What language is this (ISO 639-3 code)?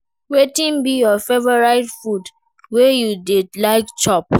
pcm